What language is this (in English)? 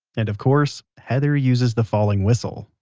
English